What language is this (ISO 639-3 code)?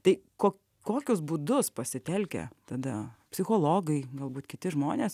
lit